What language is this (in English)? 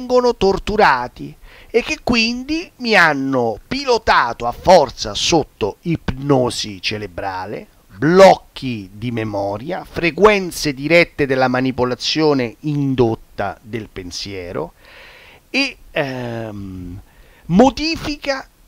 Italian